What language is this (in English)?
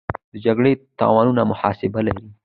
Pashto